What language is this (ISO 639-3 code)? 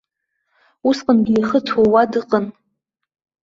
abk